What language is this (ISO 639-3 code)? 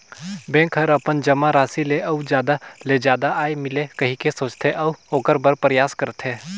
hne